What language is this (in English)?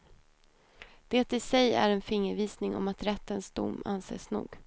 Swedish